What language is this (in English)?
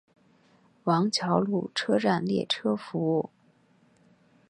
Chinese